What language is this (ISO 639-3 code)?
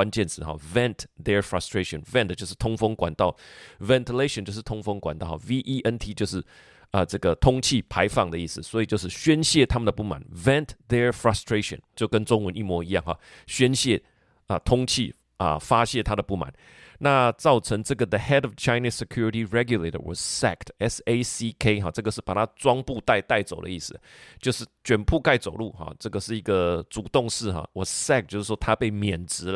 zho